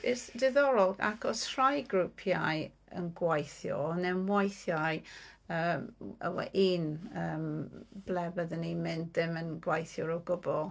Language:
Welsh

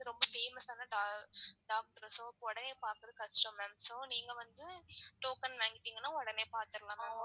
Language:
Tamil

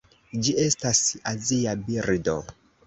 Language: Esperanto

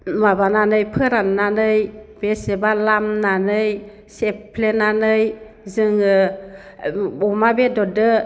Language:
Bodo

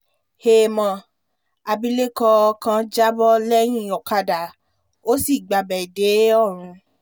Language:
Yoruba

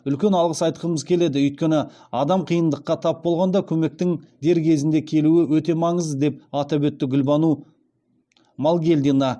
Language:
Kazakh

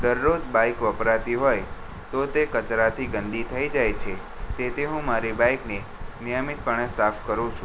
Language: Gujarati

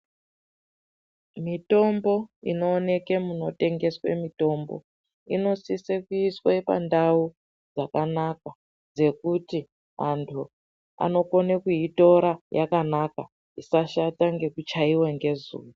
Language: Ndau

